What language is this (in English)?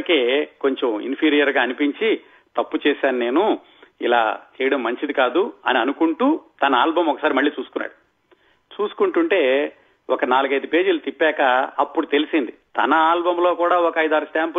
Telugu